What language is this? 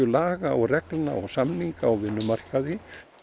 Icelandic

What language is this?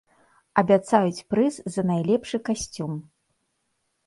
Belarusian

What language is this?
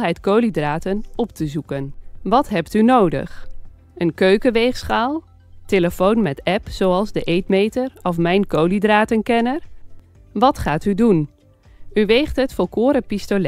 Dutch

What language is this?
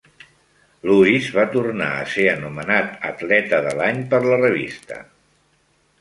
Catalan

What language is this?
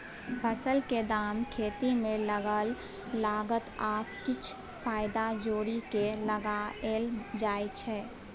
Maithili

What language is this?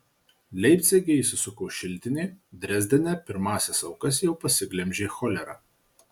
Lithuanian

